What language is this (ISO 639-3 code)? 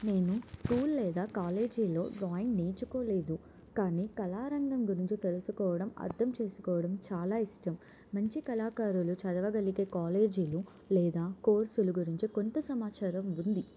tel